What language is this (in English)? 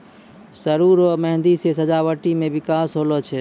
Maithili